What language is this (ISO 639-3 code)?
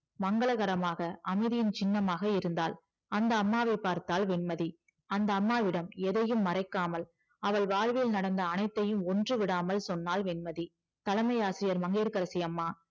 tam